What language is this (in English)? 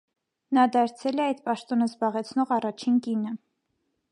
Armenian